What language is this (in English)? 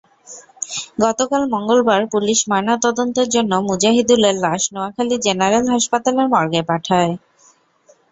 Bangla